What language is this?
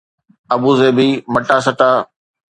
Sindhi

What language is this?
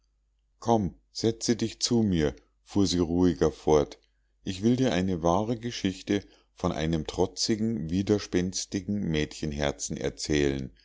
German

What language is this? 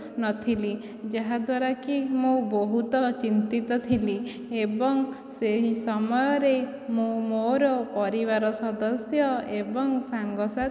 Odia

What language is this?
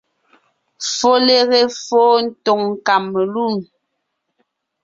Ngiemboon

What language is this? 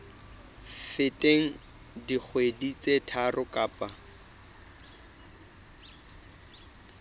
Southern Sotho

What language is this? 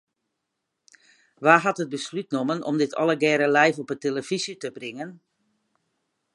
Western Frisian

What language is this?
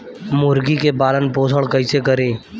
Bhojpuri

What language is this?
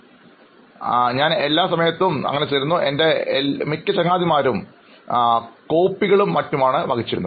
Malayalam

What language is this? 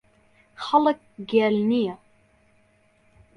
Central Kurdish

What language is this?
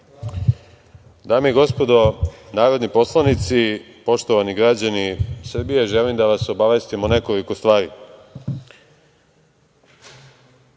Serbian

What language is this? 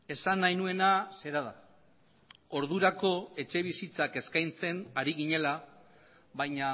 Basque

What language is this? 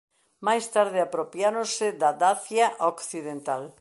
Galician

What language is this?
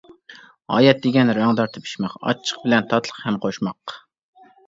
Uyghur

